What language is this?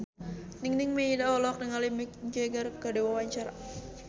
Sundanese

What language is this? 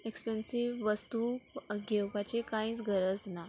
Konkani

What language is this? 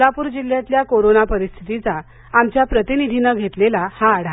Marathi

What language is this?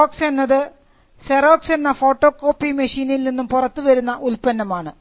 Malayalam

